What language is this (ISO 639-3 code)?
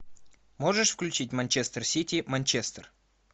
rus